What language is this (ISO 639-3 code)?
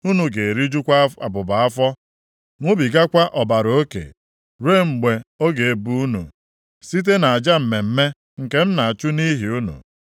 ibo